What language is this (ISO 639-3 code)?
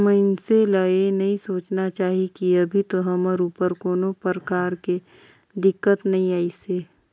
hne